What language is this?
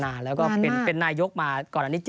Thai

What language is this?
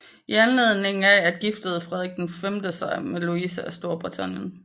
Danish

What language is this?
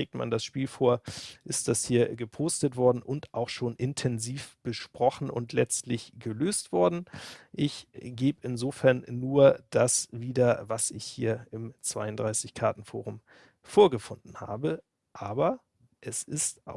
German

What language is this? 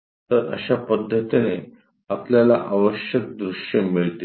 Marathi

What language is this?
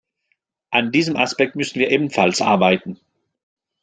German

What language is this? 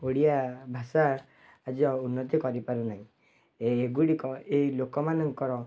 Odia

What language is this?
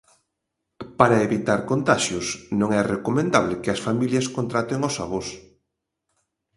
Galician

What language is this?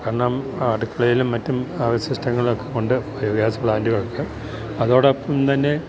Malayalam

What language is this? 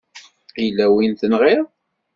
Kabyle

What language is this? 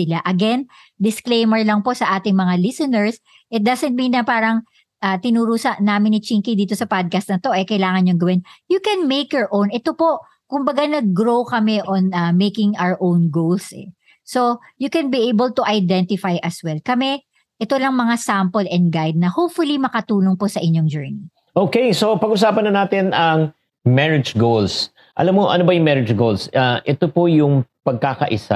Filipino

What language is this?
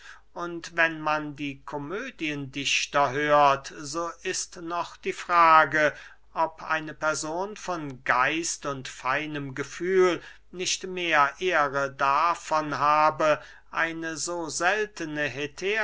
German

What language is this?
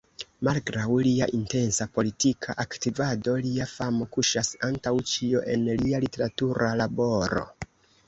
Esperanto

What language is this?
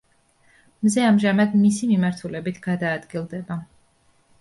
Georgian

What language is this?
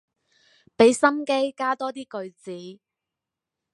Cantonese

